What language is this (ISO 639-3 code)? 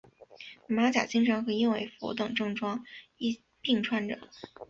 zho